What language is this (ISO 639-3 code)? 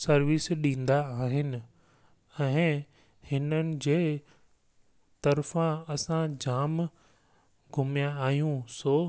snd